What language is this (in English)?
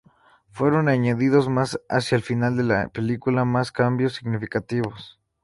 Spanish